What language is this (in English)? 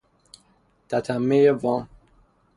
Persian